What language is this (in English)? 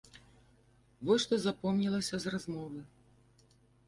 Belarusian